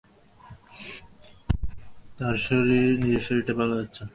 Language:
Bangla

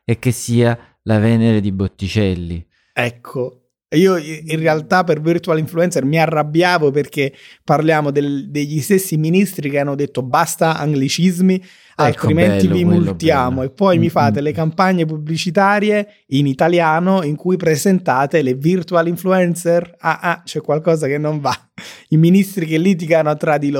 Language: Italian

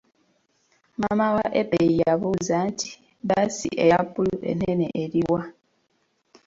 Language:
Ganda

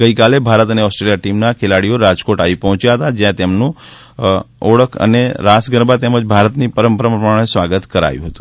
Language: Gujarati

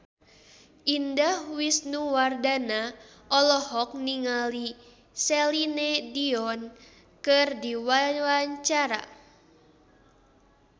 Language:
Sundanese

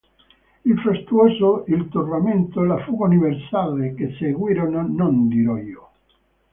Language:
Italian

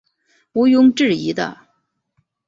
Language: Chinese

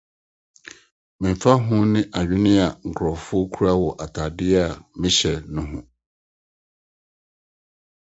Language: Akan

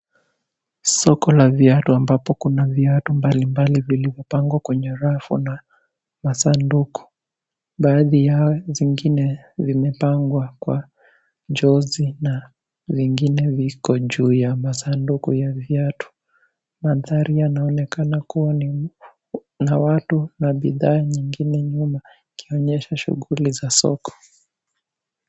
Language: Swahili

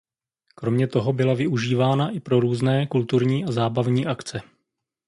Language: Czech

